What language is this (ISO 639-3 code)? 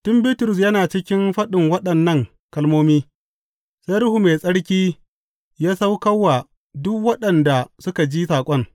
hau